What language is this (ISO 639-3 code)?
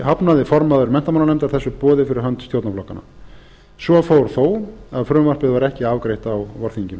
isl